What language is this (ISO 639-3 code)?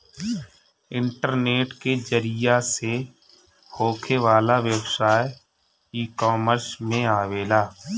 bho